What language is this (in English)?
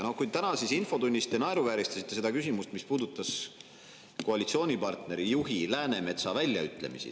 Estonian